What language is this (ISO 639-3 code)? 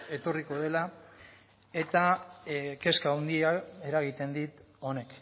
eus